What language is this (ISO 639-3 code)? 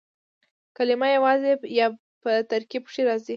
pus